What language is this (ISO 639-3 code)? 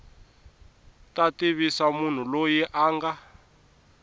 tso